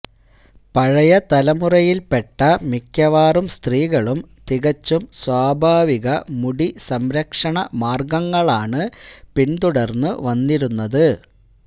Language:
Malayalam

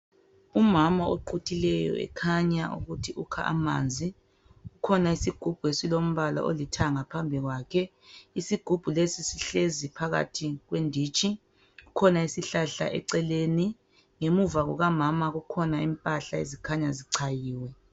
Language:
North Ndebele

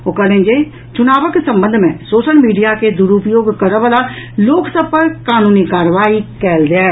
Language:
Maithili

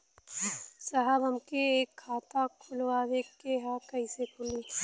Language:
Bhojpuri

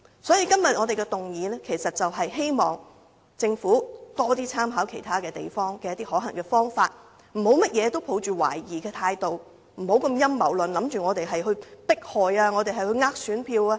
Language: Cantonese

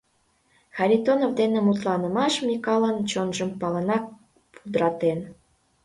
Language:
Mari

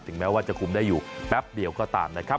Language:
Thai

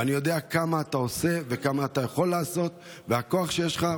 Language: Hebrew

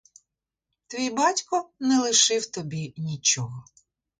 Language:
Ukrainian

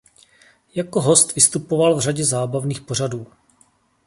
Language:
Czech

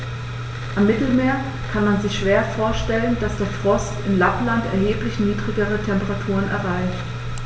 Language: German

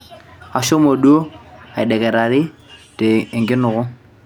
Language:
Masai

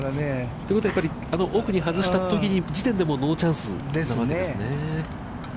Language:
Japanese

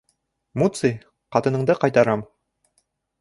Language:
Bashkir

